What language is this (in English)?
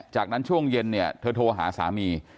Thai